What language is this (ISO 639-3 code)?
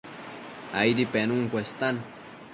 mcf